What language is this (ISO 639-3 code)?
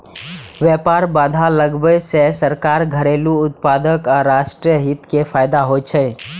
mai